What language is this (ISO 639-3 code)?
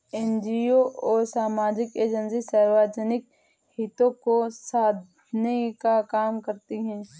hin